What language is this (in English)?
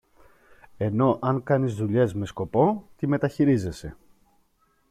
Greek